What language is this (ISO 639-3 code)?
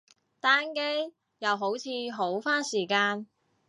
yue